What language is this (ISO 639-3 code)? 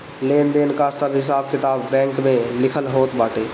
bho